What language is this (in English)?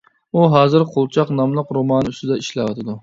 Uyghur